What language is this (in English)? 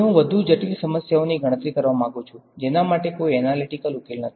Gujarati